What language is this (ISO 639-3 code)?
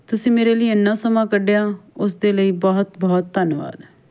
pan